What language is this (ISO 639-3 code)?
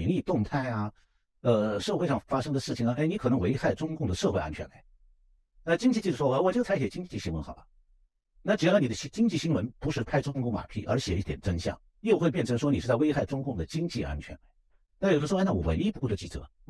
zho